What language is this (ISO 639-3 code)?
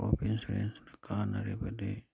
mni